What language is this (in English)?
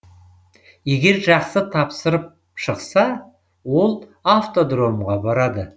Kazakh